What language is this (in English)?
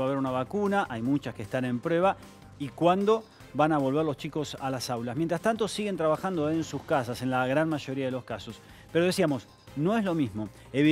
Spanish